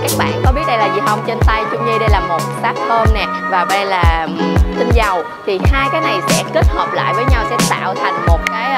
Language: Vietnamese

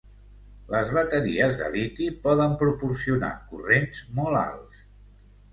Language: Catalan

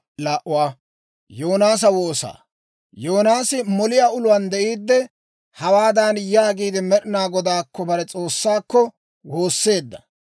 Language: Dawro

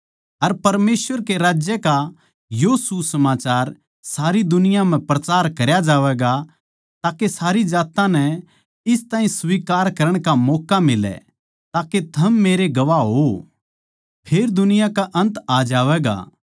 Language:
Haryanvi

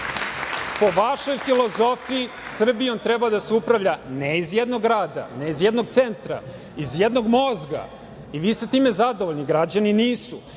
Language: Serbian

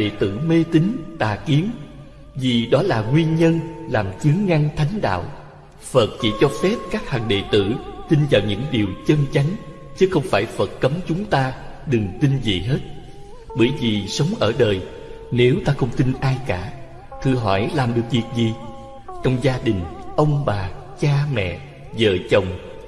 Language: Vietnamese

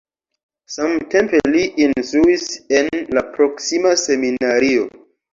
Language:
Esperanto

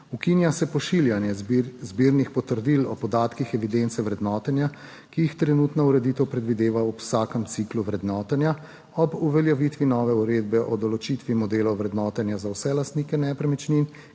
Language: Slovenian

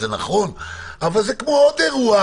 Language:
Hebrew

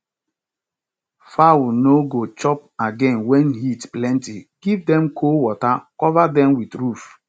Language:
Nigerian Pidgin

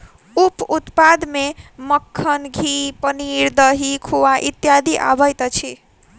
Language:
Maithili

